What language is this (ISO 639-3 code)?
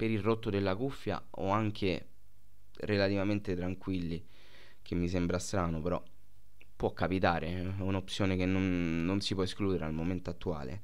ita